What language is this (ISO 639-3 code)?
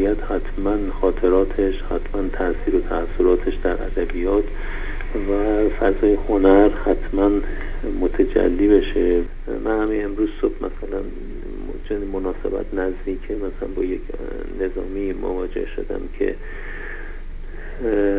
fas